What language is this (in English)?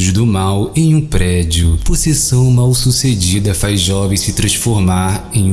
Portuguese